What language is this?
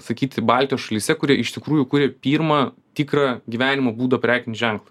Lithuanian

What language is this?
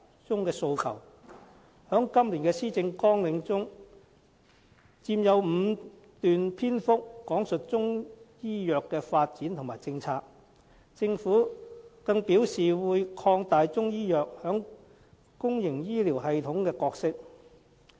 Cantonese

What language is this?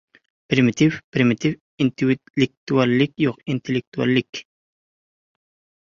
Uzbek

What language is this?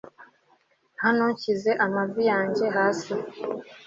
Kinyarwanda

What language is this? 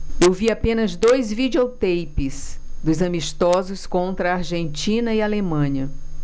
Portuguese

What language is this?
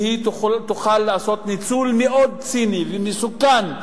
Hebrew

